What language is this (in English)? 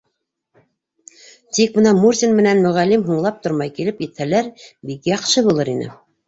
Bashkir